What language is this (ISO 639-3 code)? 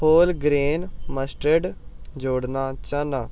doi